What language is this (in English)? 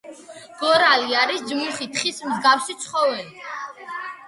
Georgian